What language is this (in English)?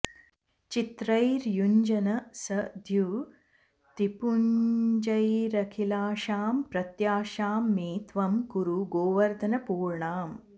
Sanskrit